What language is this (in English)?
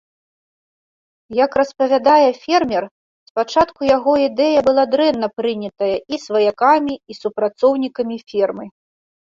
Belarusian